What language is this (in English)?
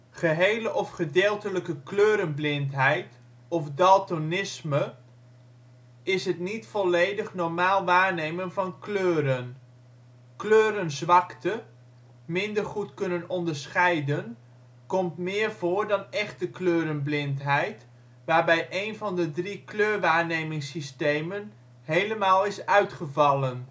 Dutch